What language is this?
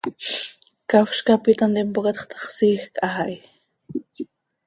Seri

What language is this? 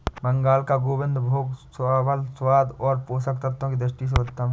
Hindi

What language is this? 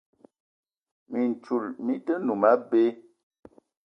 Eton (Cameroon)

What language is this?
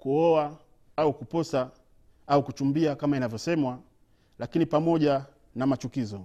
Swahili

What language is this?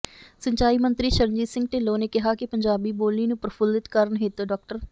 Punjabi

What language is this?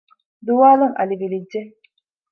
Divehi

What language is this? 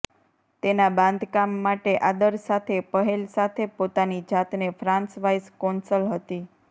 Gujarati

